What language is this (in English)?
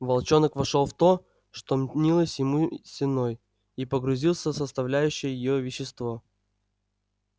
Russian